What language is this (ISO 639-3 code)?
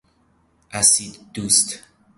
fas